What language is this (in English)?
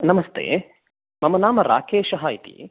Sanskrit